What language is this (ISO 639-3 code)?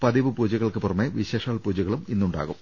mal